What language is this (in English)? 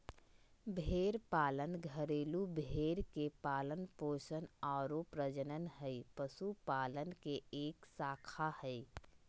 Magahi